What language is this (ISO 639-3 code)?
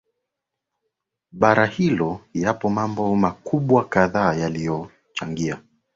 swa